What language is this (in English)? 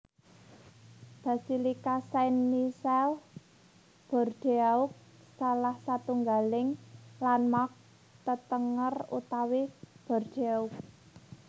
Javanese